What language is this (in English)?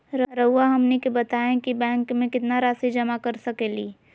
Magahi